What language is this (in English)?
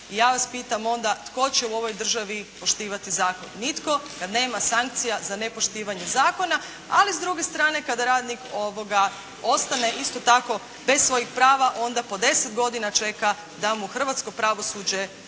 Croatian